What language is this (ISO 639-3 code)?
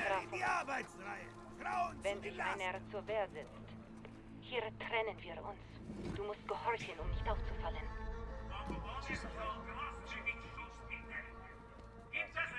deu